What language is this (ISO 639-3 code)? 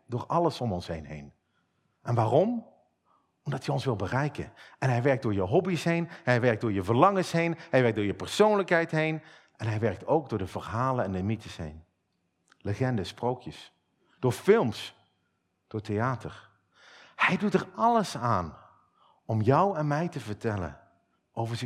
nld